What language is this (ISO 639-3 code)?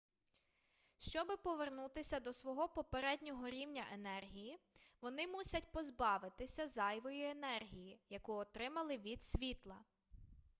ukr